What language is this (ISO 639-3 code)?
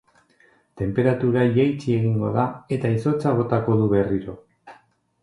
eus